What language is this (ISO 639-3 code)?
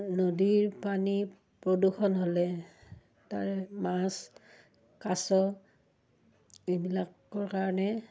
asm